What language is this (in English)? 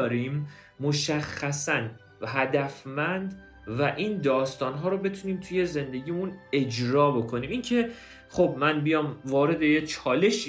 Persian